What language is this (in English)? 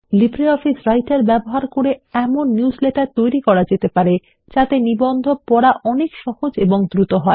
Bangla